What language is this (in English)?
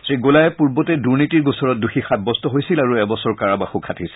Assamese